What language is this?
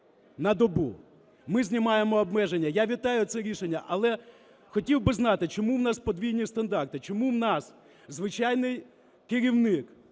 Ukrainian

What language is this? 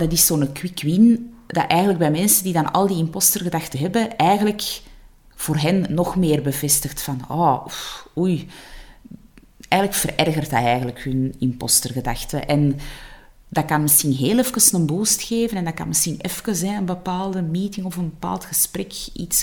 Dutch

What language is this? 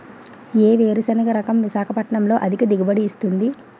Telugu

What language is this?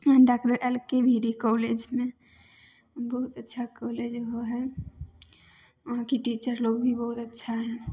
Maithili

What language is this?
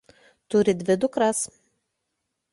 Lithuanian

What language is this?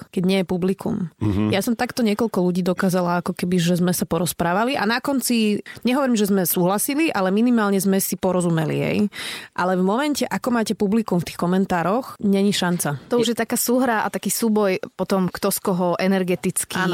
Slovak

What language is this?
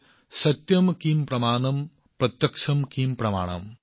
Assamese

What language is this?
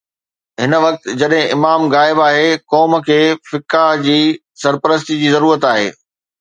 Sindhi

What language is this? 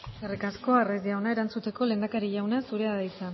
Basque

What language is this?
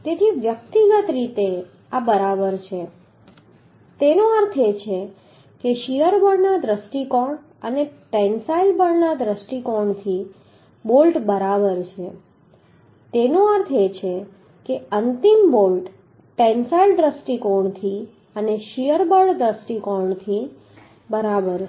Gujarati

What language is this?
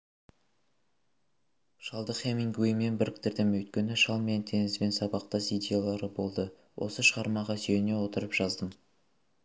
Kazakh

